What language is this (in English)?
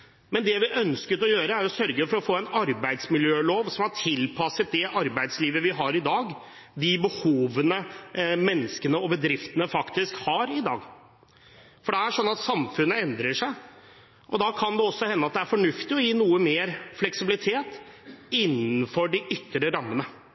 Norwegian Bokmål